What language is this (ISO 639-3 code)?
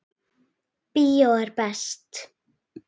isl